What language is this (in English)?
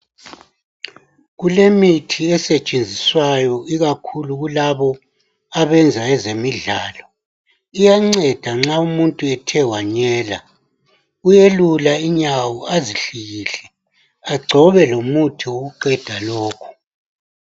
North Ndebele